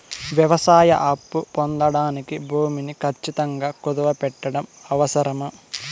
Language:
Telugu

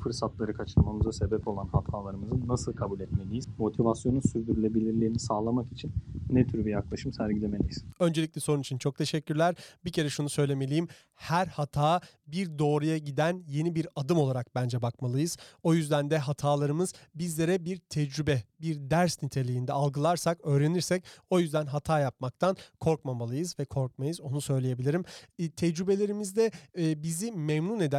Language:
Turkish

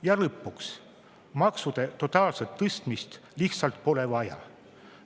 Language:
Estonian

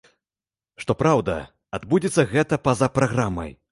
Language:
Belarusian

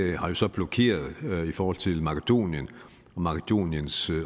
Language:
Danish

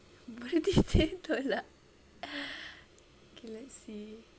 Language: English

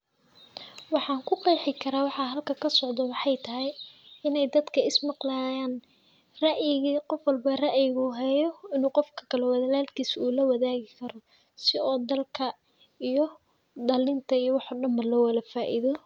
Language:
Somali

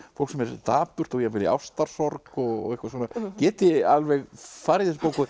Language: Icelandic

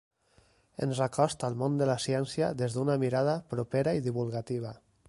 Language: Catalan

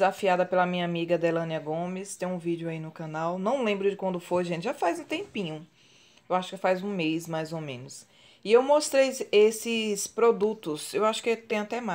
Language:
Portuguese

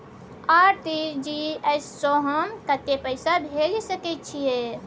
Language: Maithili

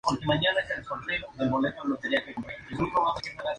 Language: Spanish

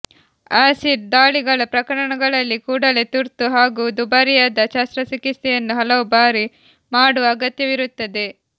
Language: Kannada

